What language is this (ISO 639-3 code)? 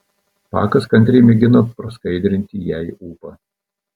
lit